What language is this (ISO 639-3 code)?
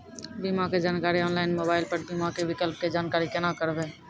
mai